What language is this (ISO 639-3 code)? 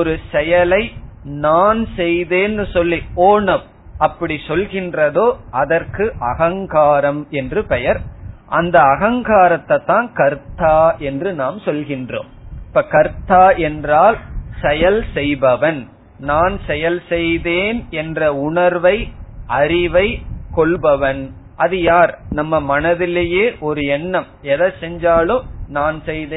tam